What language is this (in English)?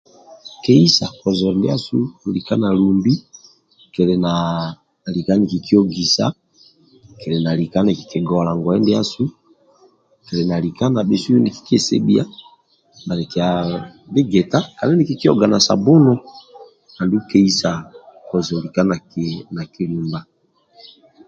Amba (Uganda)